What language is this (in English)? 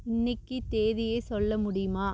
Tamil